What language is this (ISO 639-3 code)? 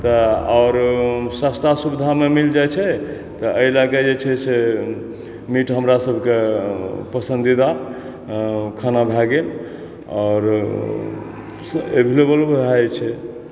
mai